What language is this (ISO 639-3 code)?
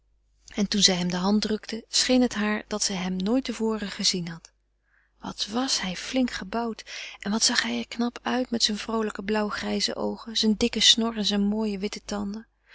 nld